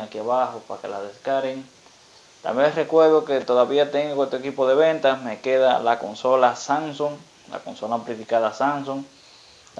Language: Spanish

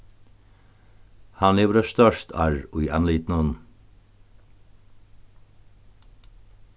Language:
Faroese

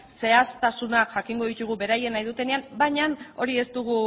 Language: Basque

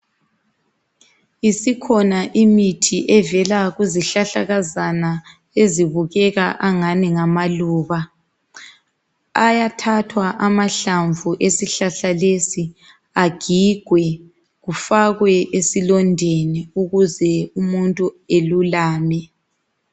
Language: North Ndebele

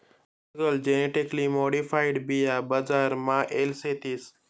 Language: Marathi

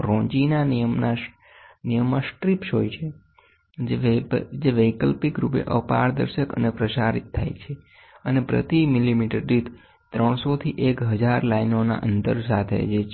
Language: Gujarati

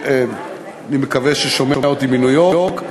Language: Hebrew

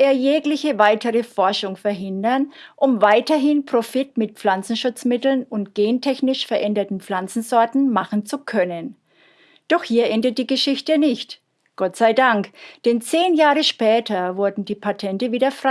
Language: German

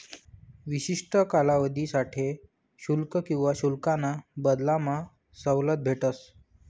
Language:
Marathi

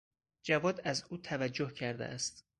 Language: Persian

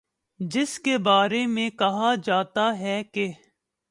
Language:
Urdu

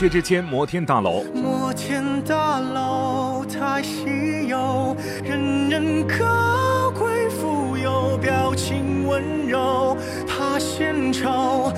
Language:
Chinese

